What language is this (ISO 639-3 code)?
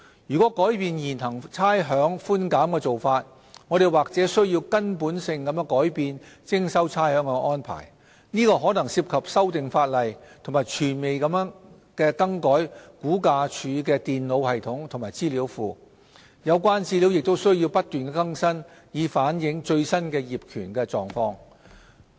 yue